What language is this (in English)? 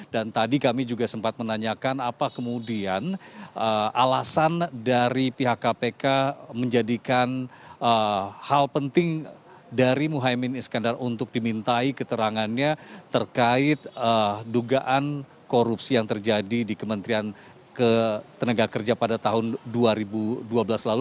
Indonesian